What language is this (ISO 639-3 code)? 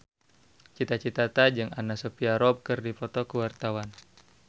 sun